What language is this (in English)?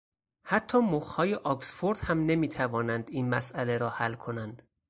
Persian